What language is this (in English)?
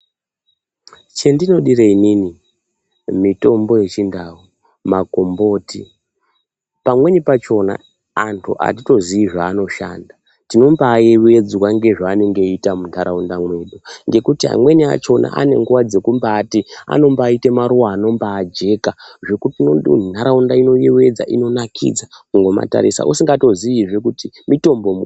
Ndau